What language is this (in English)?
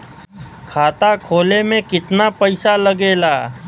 Bhojpuri